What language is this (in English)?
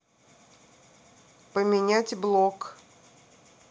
Russian